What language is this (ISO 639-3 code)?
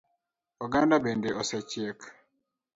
luo